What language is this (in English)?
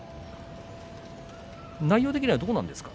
Japanese